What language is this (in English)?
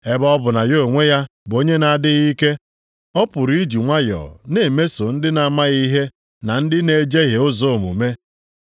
Igbo